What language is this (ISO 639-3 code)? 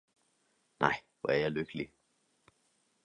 dan